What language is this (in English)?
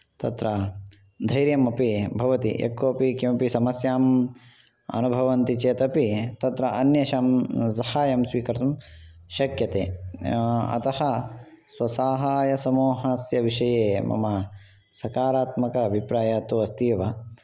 Sanskrit